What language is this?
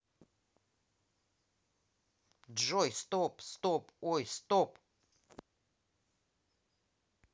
Russian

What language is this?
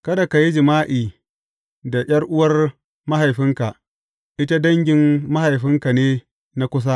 Hausa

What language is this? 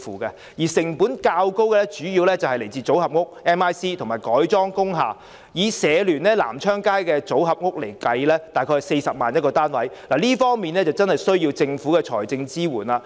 Cantonese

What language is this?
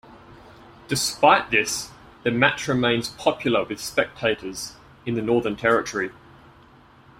English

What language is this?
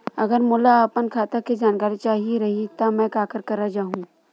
Chhattisgarhi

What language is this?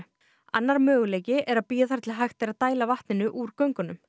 Icelandic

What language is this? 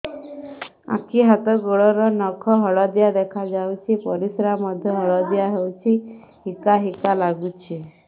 Odia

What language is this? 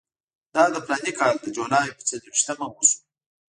Pashto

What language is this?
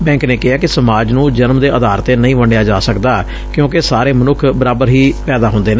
Punjabi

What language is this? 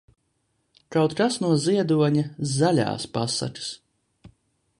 Latvian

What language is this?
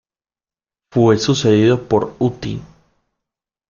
Spanish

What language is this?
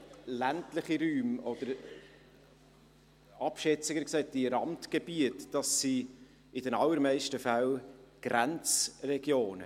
Swiss German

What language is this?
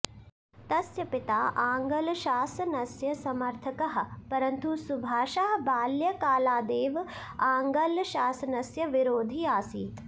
Sanskrit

